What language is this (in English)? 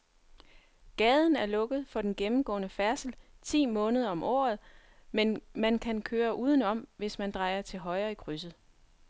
Danish